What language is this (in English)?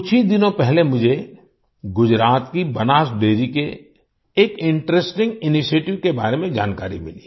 Hindi